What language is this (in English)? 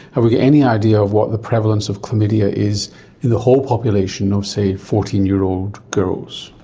English